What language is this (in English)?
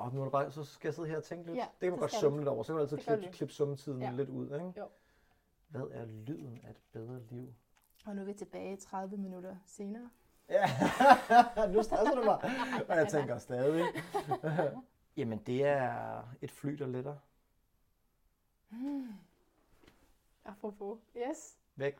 Danish